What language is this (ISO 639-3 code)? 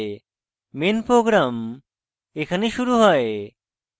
ben